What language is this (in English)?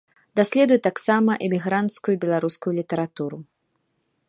Belarusian